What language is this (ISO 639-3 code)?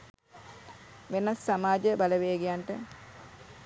sin